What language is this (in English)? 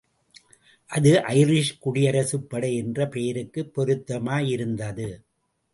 Tamil